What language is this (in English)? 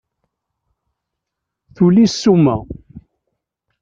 Kabyle